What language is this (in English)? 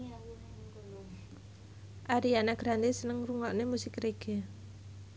Javanese